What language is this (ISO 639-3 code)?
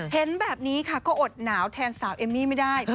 tha